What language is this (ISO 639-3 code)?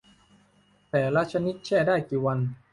tha